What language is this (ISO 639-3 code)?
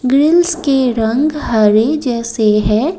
hin